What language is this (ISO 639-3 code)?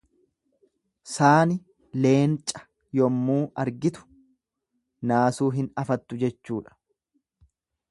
orm